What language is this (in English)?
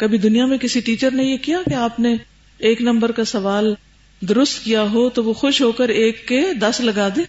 Urdu